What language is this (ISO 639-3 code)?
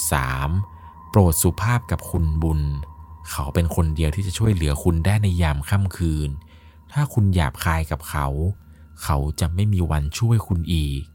tha